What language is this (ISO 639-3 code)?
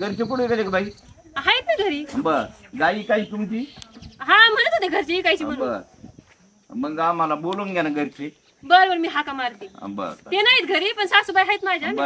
ron